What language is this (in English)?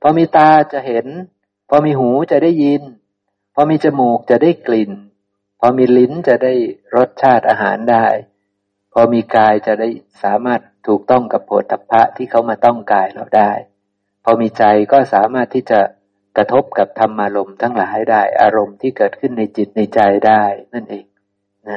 Thai